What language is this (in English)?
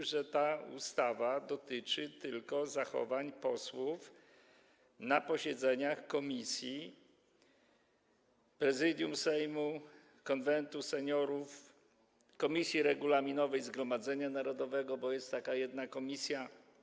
Polish